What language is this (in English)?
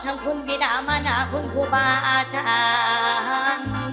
Thai